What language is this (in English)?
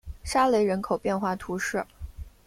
Chinese